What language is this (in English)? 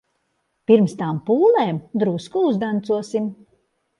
Latvian